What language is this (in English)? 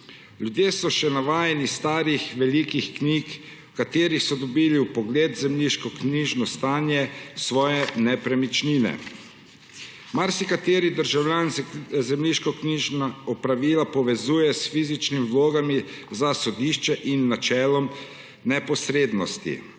Slovenian